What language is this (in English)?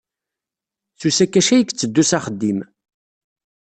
Kabyle